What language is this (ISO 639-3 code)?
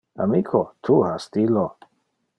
ina